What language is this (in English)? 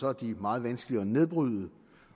Danish